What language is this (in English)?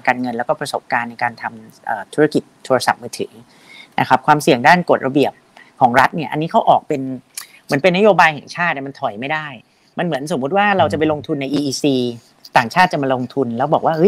Thai